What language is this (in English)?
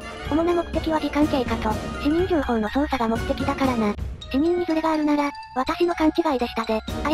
Japanese